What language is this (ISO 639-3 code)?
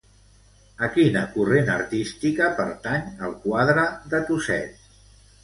cat